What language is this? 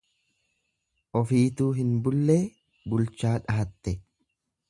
Oromo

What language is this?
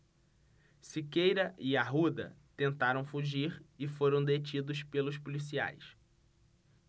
Portuguese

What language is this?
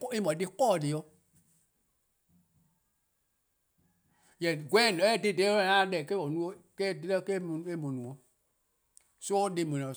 Eastern Krahn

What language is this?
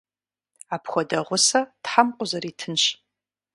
Kabardian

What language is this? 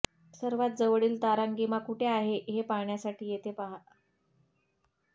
Marathi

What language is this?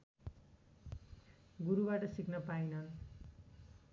Nepali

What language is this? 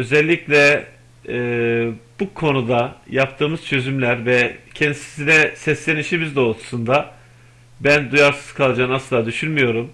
Turkish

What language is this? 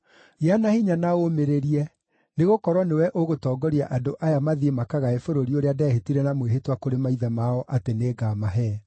Kikuyu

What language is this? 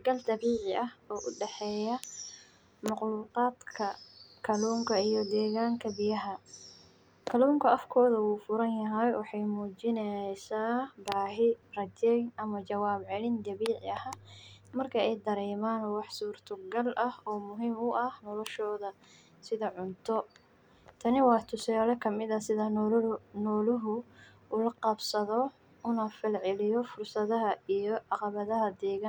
Somali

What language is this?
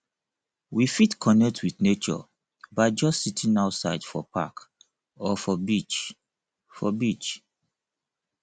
Nigerian Pidgin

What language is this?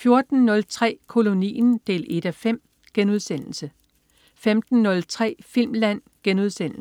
Danish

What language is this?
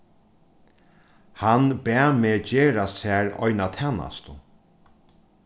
Faroese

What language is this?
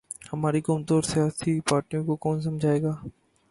Urdu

